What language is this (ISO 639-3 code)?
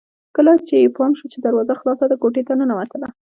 pus